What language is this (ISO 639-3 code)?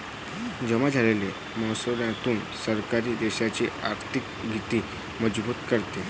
mar